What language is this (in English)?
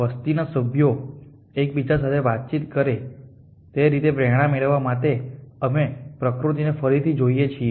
Gujarati